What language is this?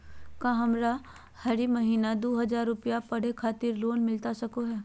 Magahi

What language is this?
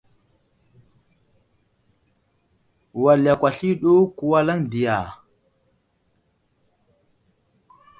Wuzlam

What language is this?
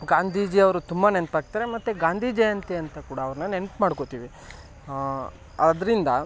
Kannada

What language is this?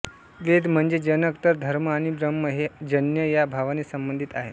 Marathi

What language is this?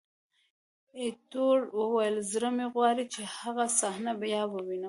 Pashto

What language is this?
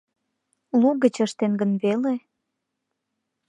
Mari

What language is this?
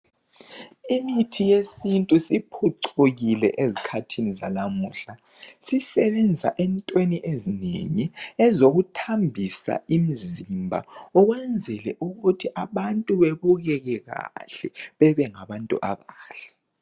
North Ndebele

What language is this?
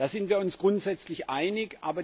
German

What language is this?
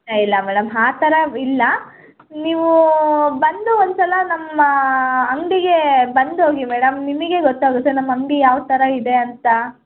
Kannada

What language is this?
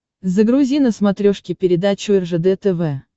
Russian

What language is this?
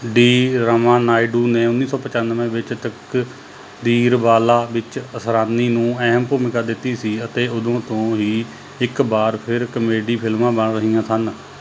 Punjabi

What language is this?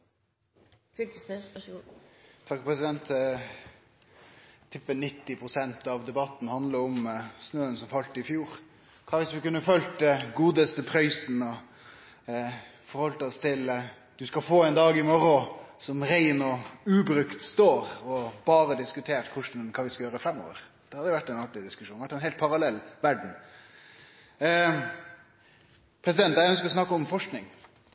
Norwegian Nynorsk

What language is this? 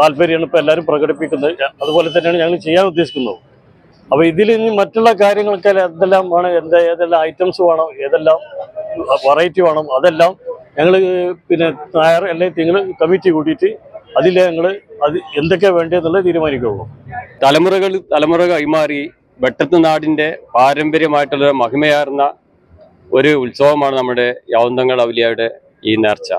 Malayalam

